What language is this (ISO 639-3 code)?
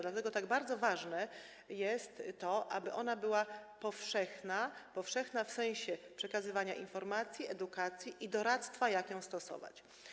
pol